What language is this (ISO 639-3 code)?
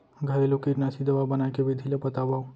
hne